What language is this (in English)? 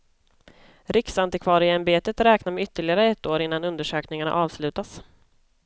Swedish